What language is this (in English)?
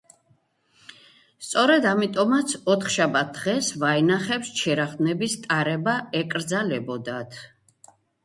Georgian